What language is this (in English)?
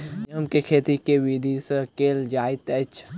Maithili